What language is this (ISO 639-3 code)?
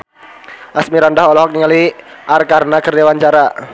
sun